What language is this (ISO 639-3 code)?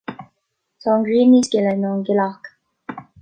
gle